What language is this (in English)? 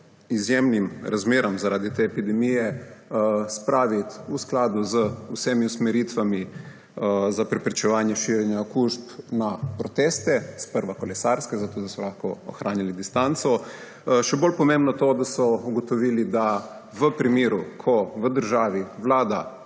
Slovenian